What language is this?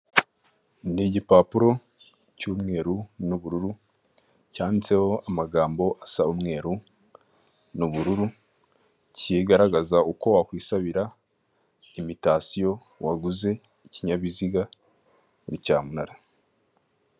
Kinyarwanda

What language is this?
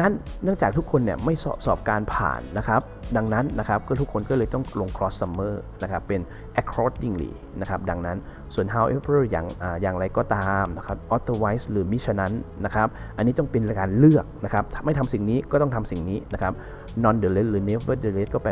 Thai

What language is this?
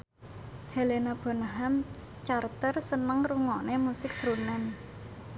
Javanese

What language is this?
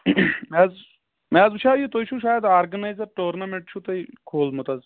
Kashmiri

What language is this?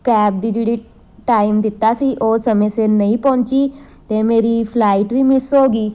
Punjabi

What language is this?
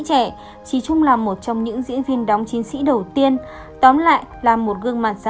Vietnamese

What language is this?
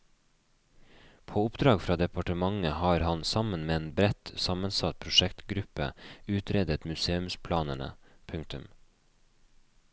Norwegian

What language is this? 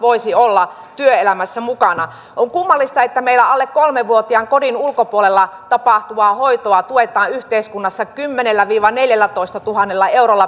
Finnish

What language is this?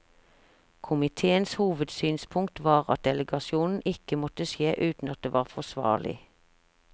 Norwegian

